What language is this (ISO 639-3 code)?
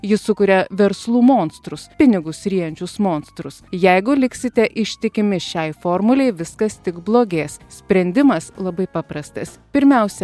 lit